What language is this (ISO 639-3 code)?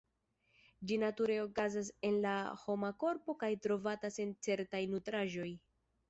epo